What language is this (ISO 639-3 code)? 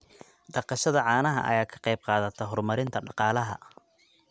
som